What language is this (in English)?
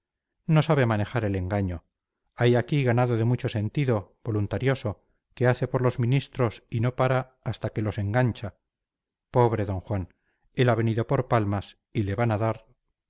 Spanish